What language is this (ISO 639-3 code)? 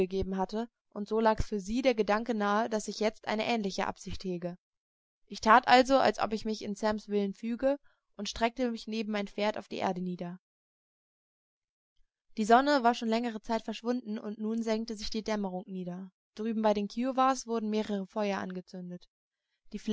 deu